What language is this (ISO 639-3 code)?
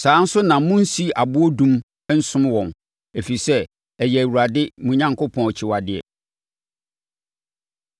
aka